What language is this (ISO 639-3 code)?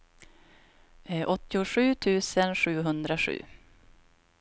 swe